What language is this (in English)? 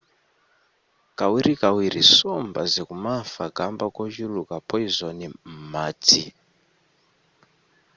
Nyanja